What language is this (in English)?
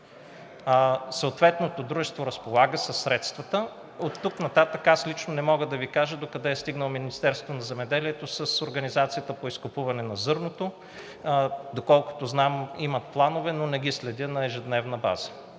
Bulgarian